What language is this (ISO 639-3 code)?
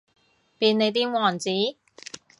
yue